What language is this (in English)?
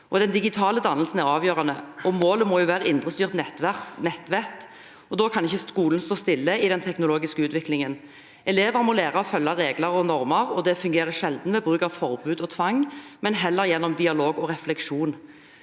Norwegian